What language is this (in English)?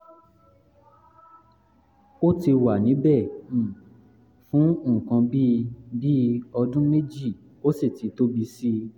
Yoruba